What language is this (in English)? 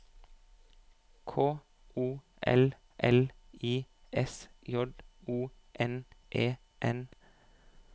Norwegian